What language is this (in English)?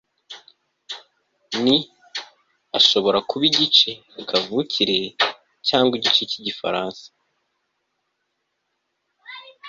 Kinyarwanda